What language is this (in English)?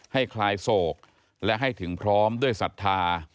Thai